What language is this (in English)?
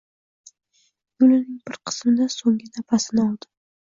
Uzbek